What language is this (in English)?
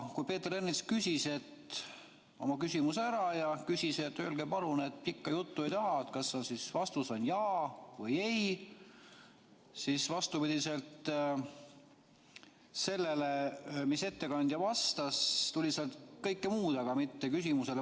Estonian